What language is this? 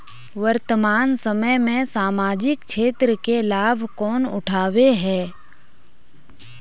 Magahi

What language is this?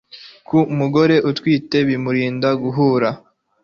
Kinyarwanda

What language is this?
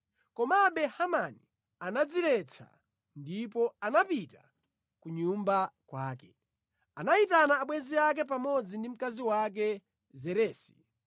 Nyanja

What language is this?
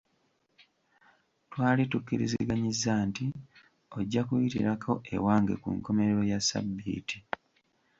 Ganda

